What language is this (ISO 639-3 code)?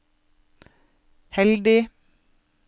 nor